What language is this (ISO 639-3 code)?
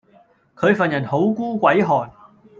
yue